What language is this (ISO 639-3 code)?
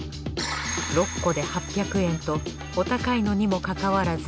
jpn